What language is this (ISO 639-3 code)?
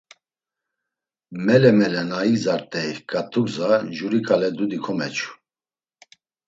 lzz